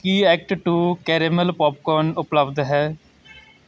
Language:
Punjabi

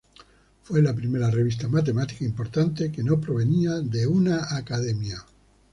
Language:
Spanish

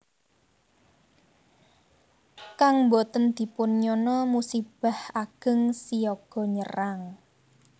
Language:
Javanese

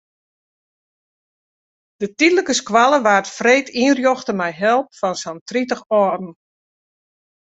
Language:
Western Frisian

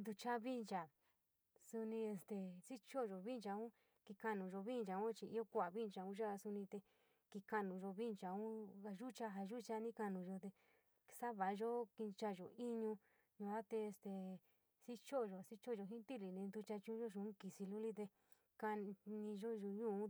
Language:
San Miguel El Grande Mixtec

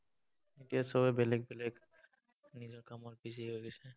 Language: Assamese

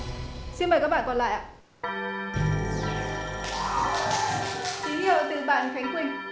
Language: Vietnamese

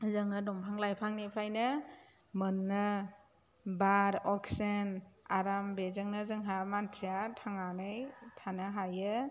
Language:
Bodo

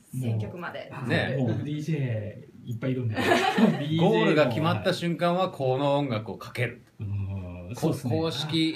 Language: Japanese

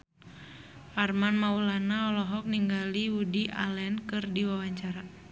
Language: Sundanese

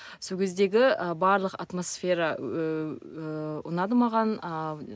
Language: Kazakh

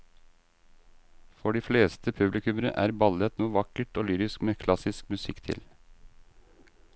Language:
Norwegian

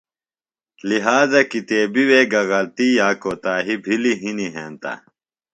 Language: Phalura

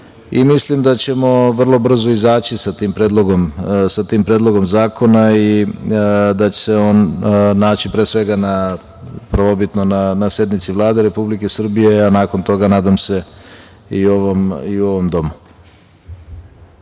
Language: Serbian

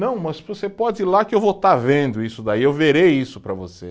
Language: Portuguese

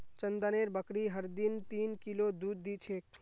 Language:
Magahi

